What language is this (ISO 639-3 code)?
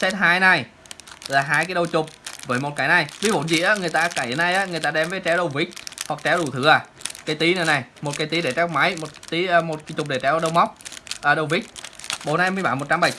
vie